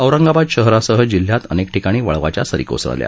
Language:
Marathi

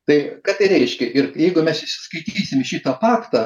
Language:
Lithuanian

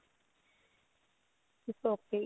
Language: Punjabi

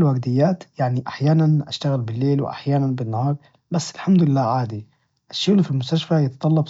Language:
Najdi Arabic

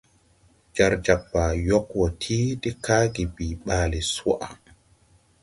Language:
Tupuri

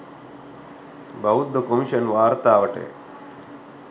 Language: Sinhala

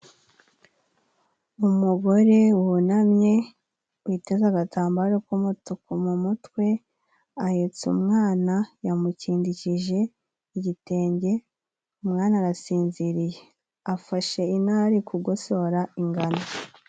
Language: Kinyarwanda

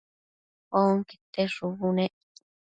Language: Matsés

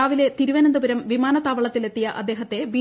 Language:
Malayalam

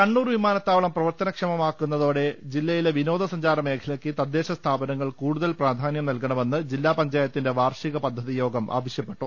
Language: Malayalam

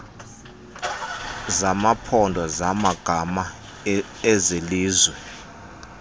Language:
Xhosa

